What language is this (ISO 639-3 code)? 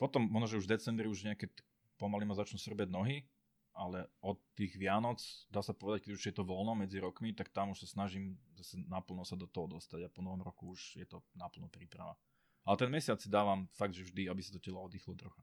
slk